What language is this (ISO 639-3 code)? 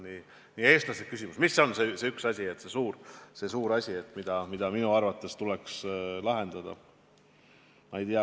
est